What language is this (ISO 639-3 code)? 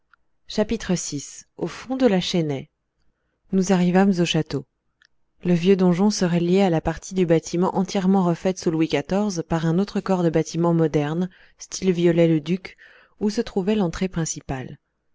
fra